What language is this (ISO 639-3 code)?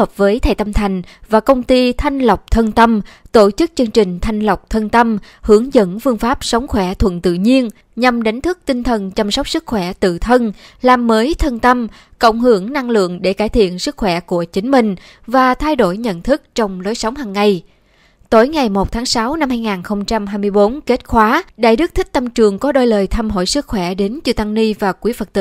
vie